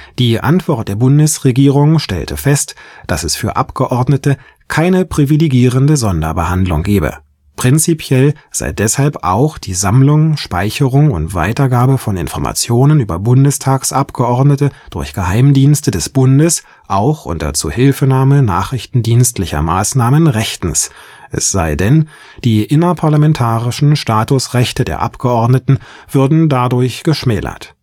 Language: German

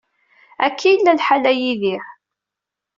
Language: Kabyle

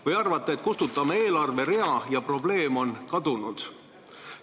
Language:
Estonian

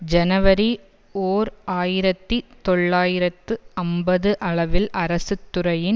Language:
Tamil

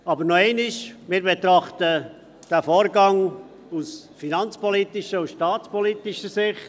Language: Swiss German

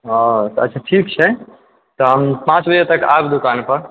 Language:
Maithili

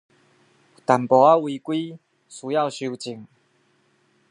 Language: Chinese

